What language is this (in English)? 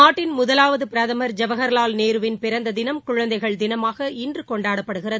Tamil